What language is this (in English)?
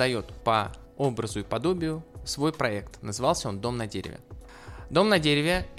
Russian